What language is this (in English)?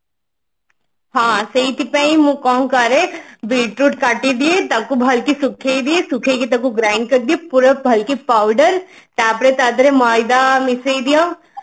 Odia